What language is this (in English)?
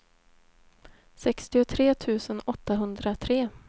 Swedish